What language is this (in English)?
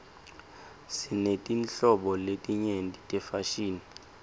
Swati